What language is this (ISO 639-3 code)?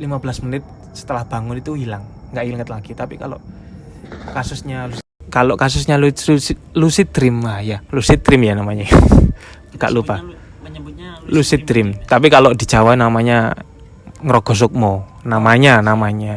ind